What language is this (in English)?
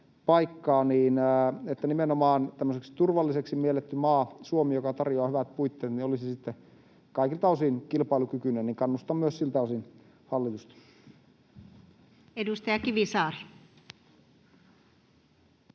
Finnish